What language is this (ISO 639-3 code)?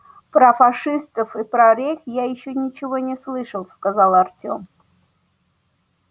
rus